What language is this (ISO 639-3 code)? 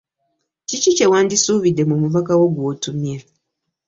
lug